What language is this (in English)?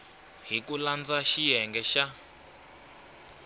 Tsonga